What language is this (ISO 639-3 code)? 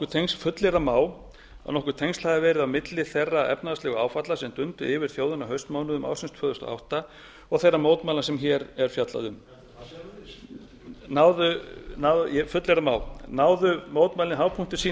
isl